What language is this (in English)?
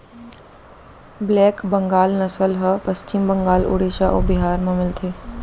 Chhattisgarhi